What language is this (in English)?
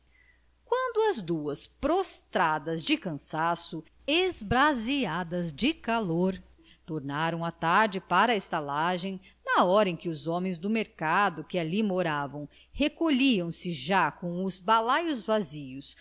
Portuguese